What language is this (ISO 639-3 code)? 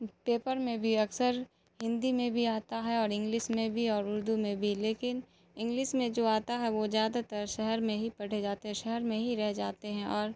urd